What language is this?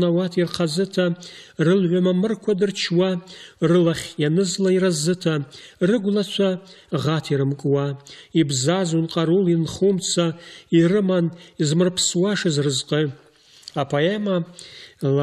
Russian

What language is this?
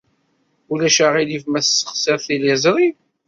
Kabyle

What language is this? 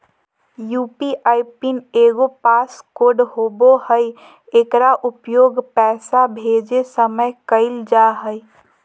Magahi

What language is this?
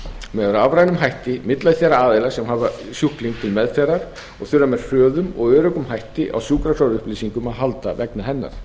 Icelandic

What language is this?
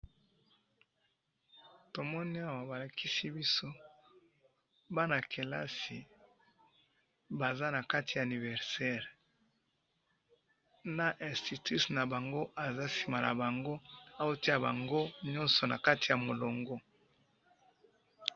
Lingala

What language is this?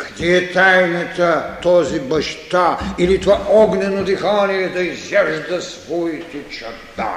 Bulgarian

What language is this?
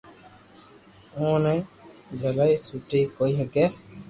Loarki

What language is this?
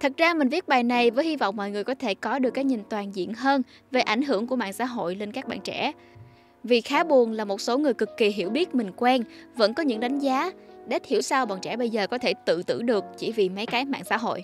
Vietnamese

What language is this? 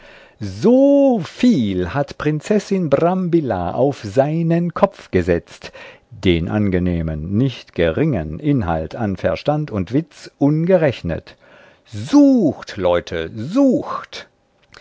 German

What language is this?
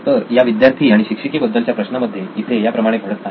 Marathi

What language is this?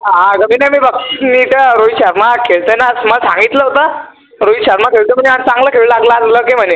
Marathi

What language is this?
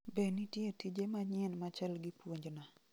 Luo (Kenya and Tanzania)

